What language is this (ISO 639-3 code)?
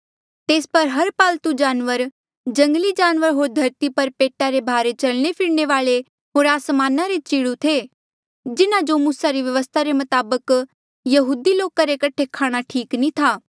mjl